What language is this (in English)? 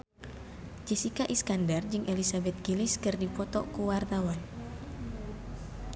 Sundanese